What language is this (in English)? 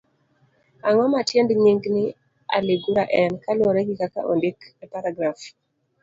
Luo (Kenya and Tanzania)